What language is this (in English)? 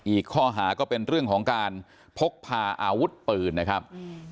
Thai